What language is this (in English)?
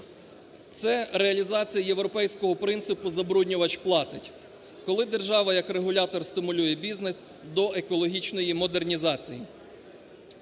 Ukrainian